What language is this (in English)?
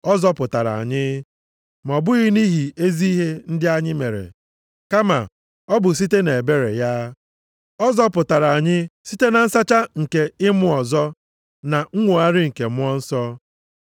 Igbo